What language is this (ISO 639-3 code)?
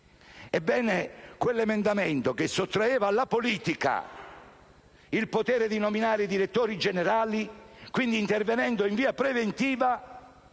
ita